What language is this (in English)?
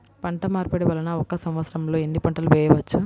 Telugu